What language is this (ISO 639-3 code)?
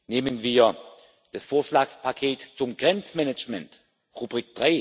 deu